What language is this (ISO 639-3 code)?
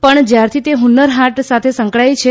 guj